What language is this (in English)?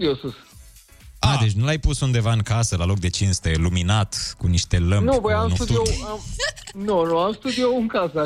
Romanian